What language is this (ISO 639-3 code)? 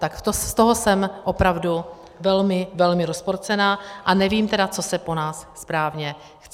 ces